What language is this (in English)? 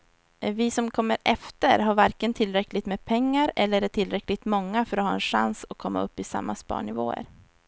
Swedish